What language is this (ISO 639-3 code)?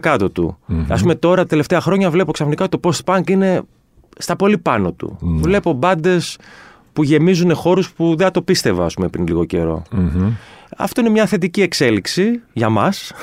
ell